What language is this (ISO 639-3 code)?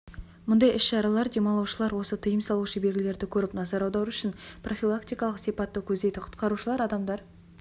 kaz